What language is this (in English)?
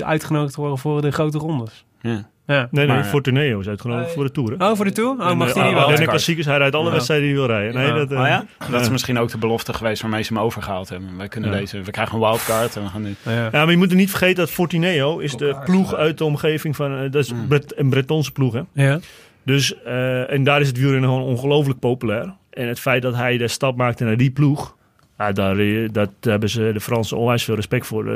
Dutch